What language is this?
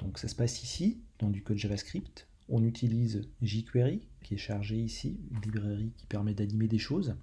French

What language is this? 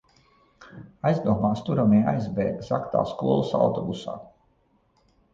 Latvian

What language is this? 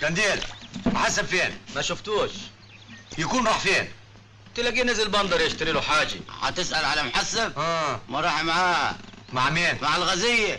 Arabic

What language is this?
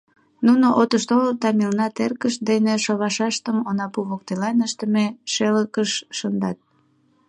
Mari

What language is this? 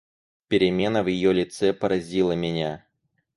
Russian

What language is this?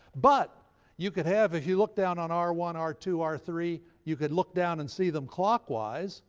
English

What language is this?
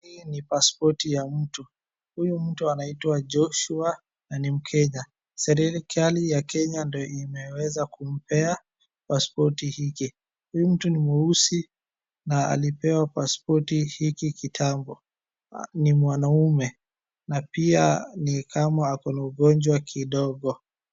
Swahili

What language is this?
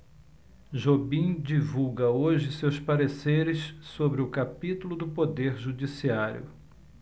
Portuguese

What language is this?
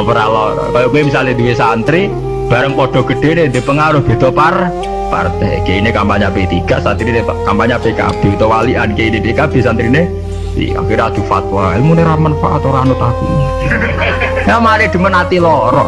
Indonesian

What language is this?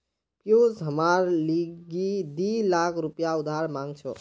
Magahi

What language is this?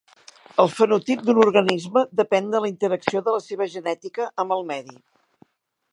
Catalan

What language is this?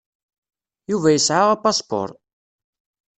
Kabyle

